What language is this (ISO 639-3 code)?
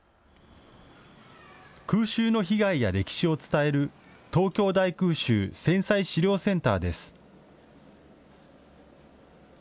jpn